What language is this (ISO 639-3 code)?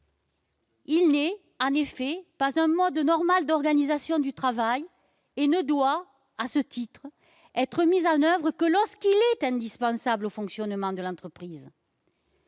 fra